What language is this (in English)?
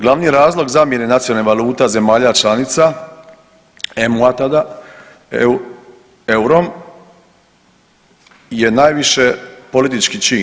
Croatian